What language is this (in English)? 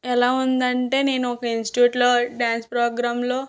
Telugu